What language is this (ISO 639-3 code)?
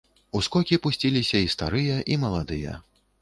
bel